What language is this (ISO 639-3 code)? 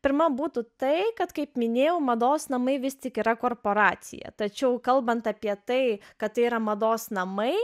lit